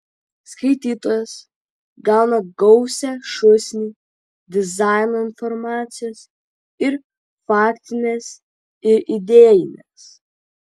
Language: Lithuanian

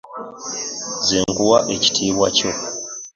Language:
Ganda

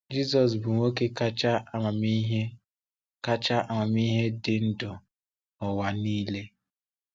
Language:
Igbo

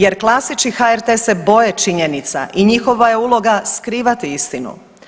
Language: Croatian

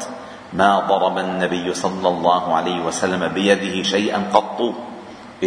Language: Arabic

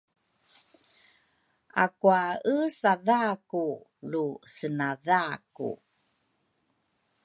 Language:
Rukai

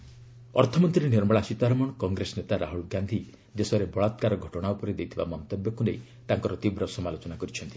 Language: Odia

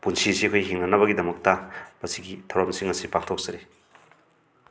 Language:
Manipuri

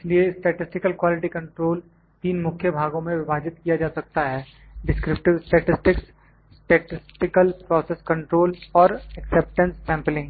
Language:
Hindi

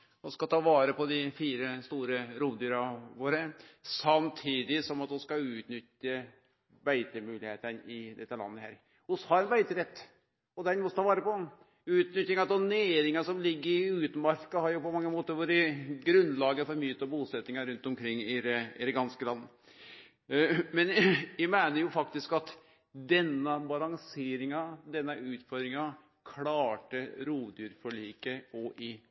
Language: Norwegian Nynorsk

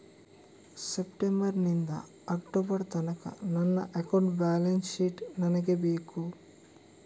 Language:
Kannada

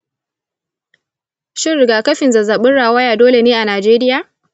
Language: Hausa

